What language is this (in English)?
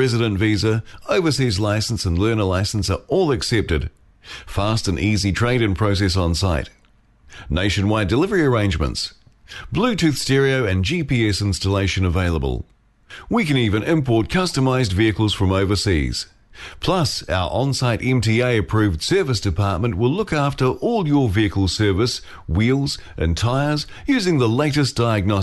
Filipino